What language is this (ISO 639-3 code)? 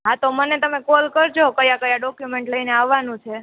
guj